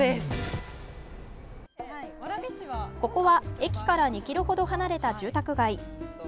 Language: Japanese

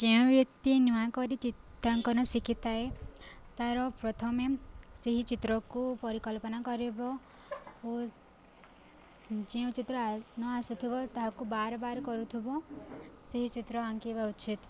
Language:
Odia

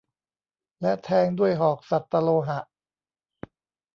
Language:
Thai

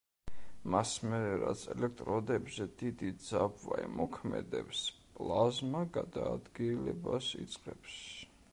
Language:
Georgian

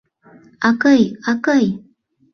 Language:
Mari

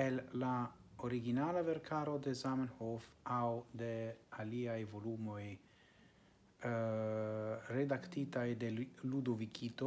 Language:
Italian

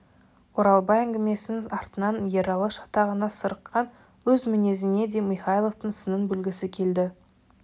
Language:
Kazakh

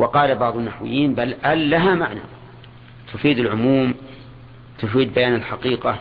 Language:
Arabic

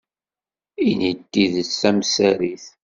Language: Kabyle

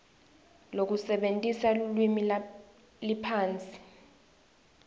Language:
Swati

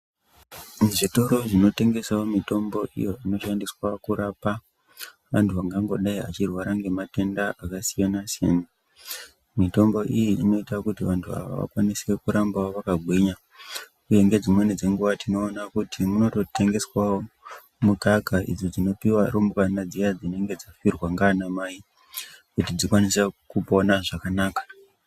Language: Ndau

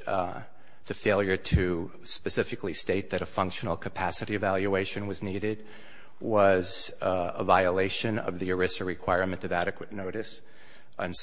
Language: English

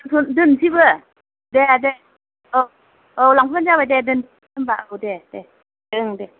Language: Bodo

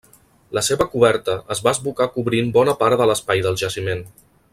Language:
Catalan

